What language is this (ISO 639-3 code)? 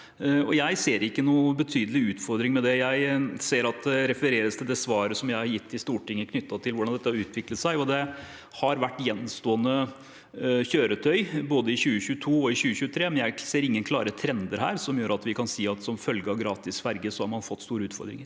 nor